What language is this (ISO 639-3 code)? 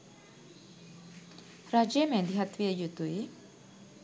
sin